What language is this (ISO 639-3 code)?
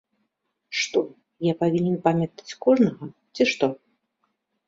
bel